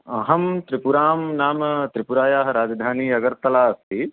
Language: Sanskrit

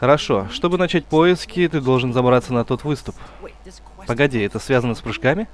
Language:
Russian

